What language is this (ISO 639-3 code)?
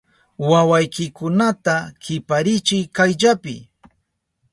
qup